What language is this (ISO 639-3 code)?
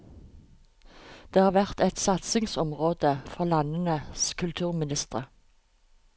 nor